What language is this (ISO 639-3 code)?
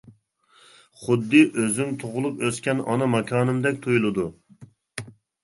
uig